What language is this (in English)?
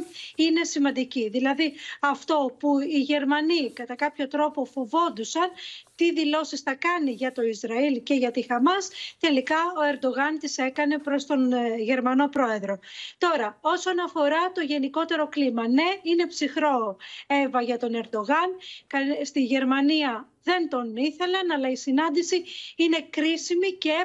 Greek